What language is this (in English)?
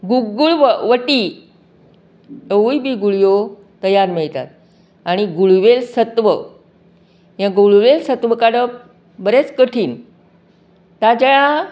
Konkani